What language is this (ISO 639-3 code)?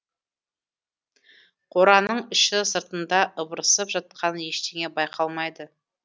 kaz